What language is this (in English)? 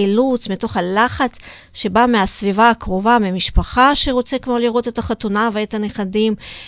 Hebrew